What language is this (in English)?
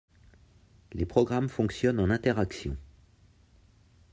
French